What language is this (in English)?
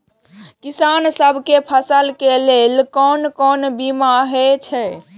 Maithili